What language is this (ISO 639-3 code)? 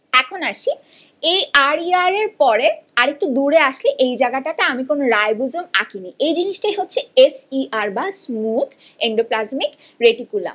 ben